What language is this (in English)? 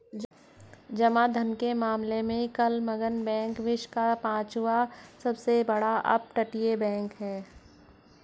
Hindi